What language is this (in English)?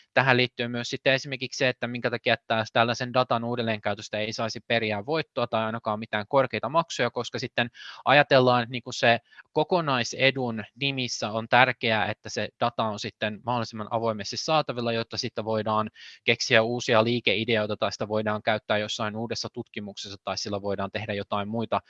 Finnish